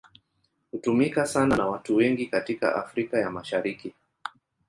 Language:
Swahili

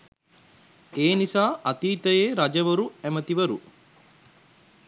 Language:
Sinhala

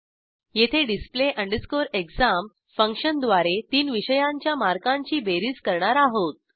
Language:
Marathi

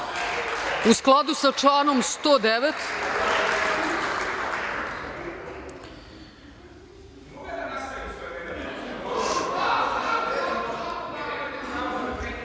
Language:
Serbian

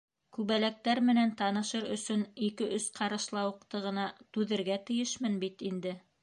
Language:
Bashkir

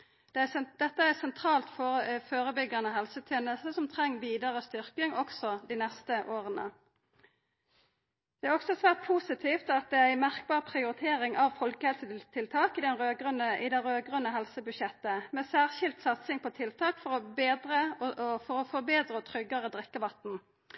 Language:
Norwegian Nynorsk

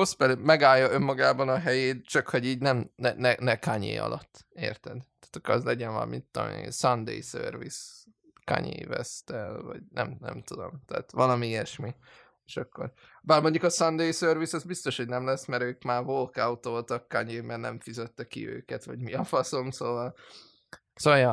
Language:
Hungarian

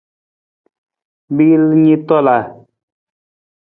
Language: Nawdm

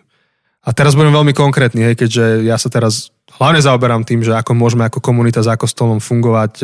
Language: Slovak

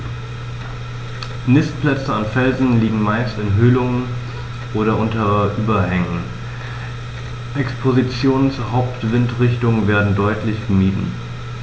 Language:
German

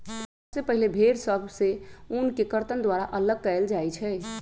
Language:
Magahi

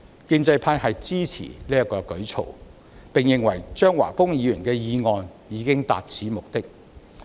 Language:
Cantonese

